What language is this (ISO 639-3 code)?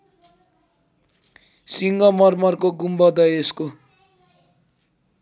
nep